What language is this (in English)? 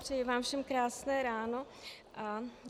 Czech